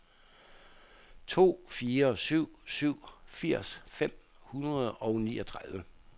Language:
Danish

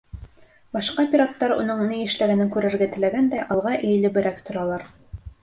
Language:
Bashkir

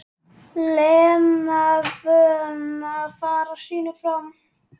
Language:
Icelandic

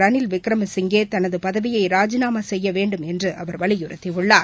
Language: Tamil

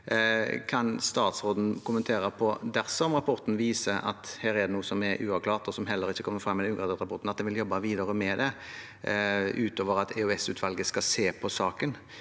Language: Norwegian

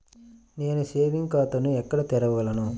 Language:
Telugu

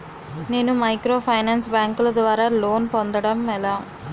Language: Telugu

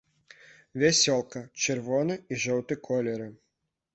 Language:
Belarusian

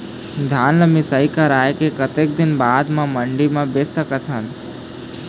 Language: Chhattisgarhi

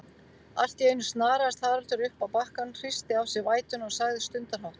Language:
Icelandic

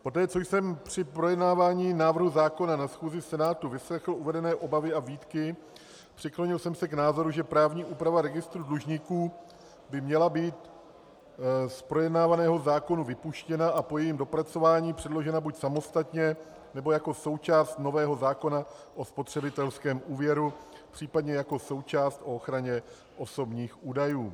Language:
Czech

